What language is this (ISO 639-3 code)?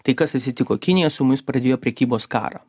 lit